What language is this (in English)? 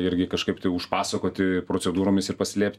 Lithuanian